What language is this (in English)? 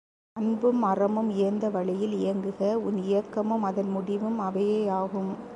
Tamil